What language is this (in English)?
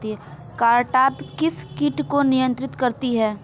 Hindi